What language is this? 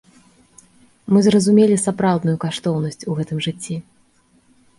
Belarusian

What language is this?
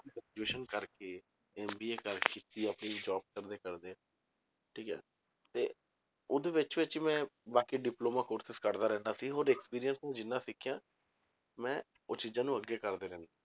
Punjabi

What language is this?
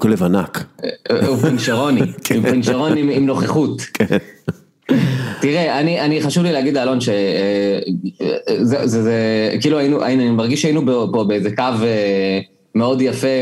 Hebrew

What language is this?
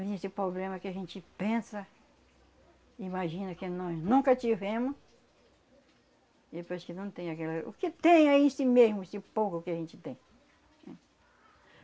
Portuguese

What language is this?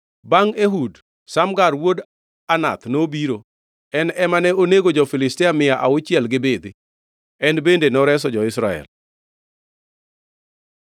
Luo (Kenya and Tanzania)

